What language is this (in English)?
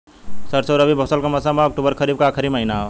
Bhojpuri